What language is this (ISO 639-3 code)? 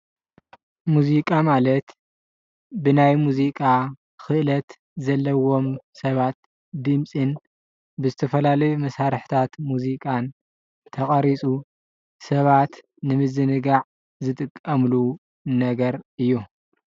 tir